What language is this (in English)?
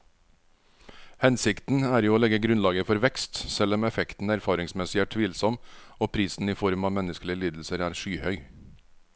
Norwegian